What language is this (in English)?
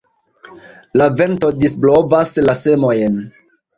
Esperanto